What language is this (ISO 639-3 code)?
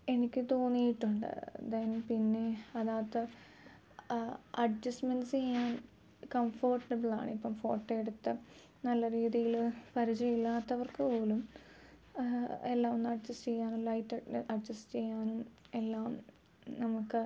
mal